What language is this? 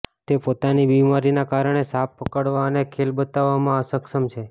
Gujarati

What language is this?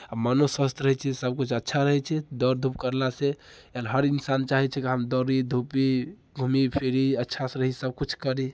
Maithili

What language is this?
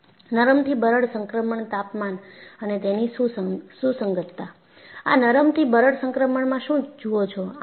Gujarati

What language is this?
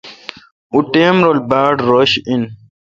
Kalkoti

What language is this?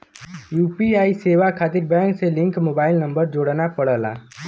Bhojpuri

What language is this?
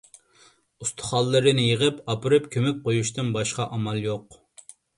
Uyghur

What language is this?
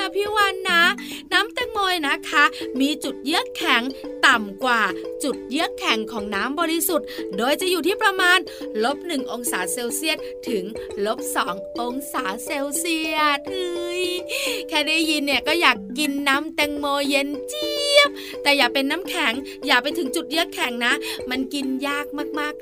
Thai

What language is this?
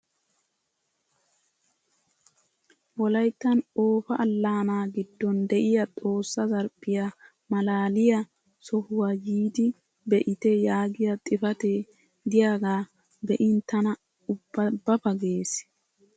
Wolaytta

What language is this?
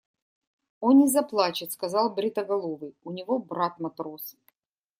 Russian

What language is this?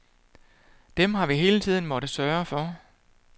Danish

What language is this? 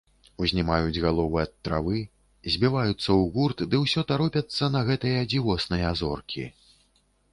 Belarusian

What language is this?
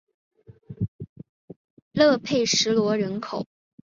Chinese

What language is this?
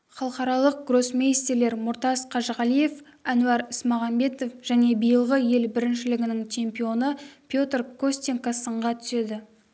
Kazakh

